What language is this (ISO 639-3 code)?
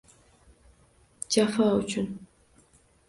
uzb